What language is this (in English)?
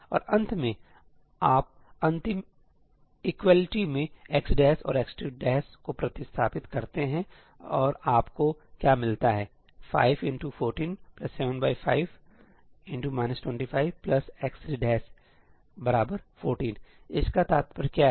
Hindi